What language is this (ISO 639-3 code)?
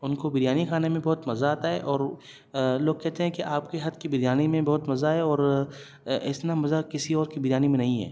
urd